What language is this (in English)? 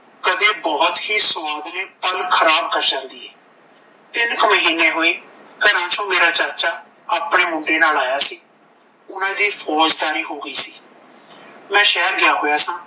Punjabi